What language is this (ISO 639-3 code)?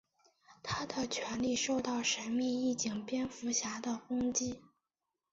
zho